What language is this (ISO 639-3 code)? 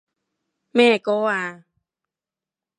yue